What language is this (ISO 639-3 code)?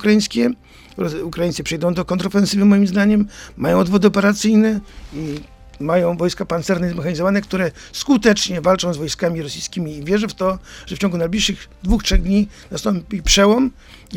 pol